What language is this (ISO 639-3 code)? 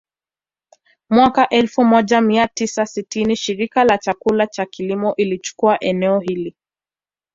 swa